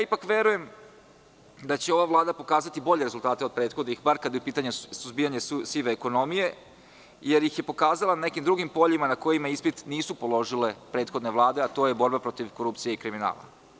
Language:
Serbian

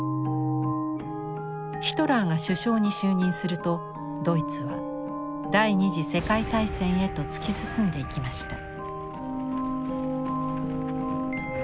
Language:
Japanese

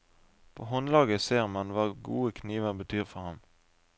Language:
Norwegian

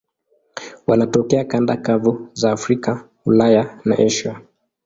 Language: Swahili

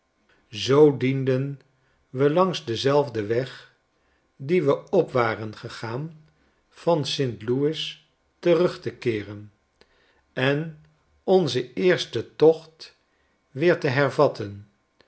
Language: Dutch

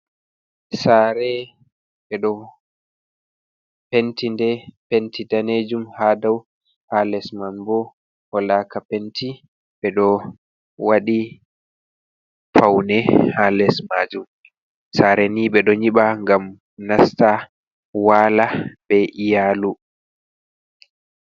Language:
Fula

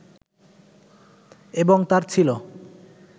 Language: Bangla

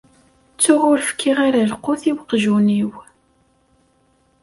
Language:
Kabyle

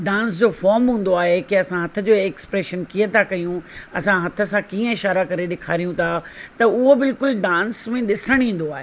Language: Sindhi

